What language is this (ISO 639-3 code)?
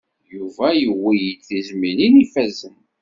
kab